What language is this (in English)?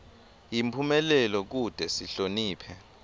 Swati